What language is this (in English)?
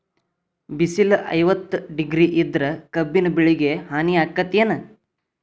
Kannada